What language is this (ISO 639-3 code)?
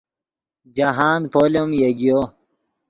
ydg